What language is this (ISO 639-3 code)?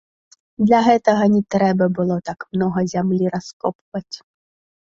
bel